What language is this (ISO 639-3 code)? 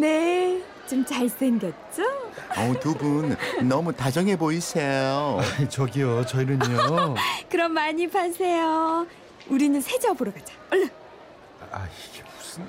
kor